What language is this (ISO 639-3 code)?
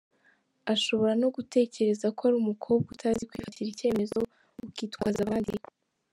kin